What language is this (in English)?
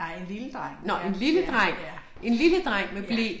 Danish